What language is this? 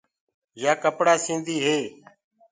Gurgula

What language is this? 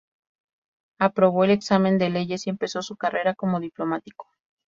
Spanish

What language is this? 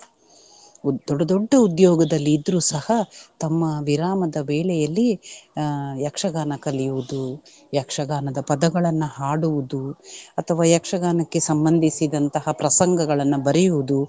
Kannada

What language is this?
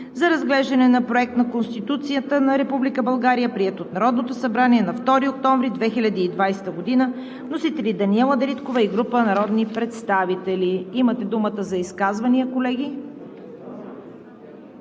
Bulgarian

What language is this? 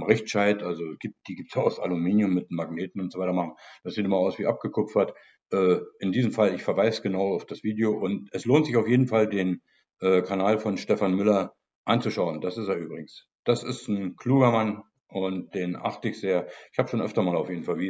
German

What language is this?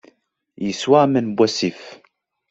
Kabyle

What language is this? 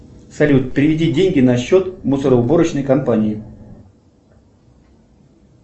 Russian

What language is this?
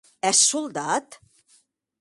Occitan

